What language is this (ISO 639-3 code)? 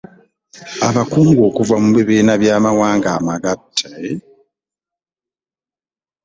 lug